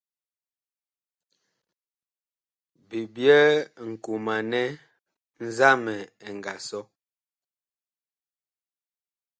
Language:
Bakoko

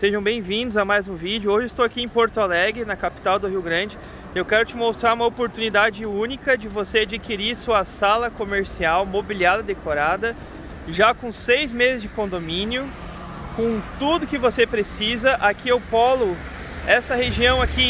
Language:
Portuguese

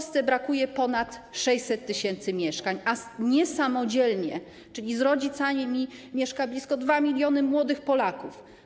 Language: Polish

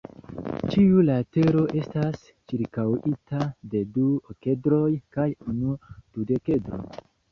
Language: Esperanto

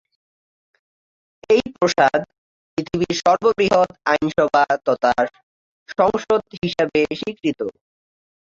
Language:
Bangla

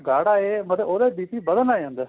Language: Punjabi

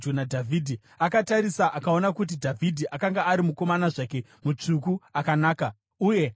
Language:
Shona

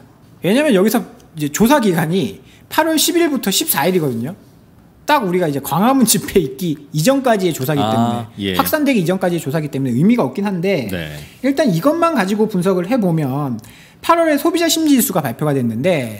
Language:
Korean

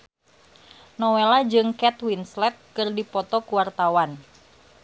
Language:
Sundanese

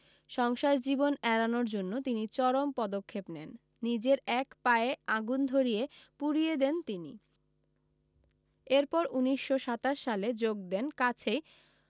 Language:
Bangla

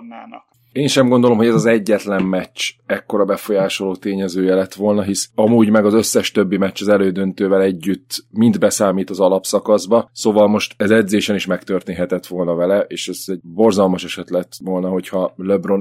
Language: Hungarian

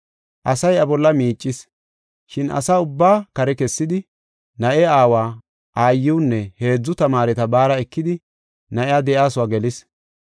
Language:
Gofa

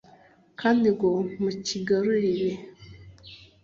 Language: Kinyarwanda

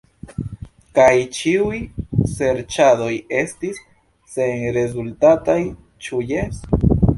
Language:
Esperanto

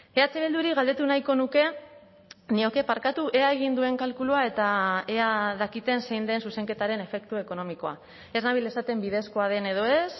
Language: Basque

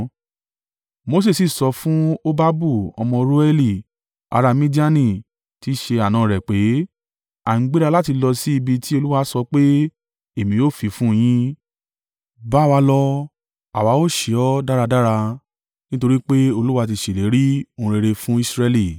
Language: Yoruba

